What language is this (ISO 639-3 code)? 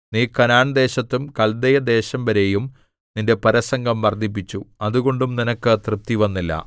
mal